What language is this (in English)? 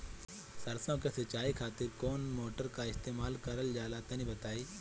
Bhojpuri